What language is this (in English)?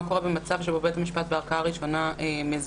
Hebrew